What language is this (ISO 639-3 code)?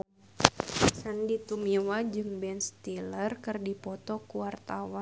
sun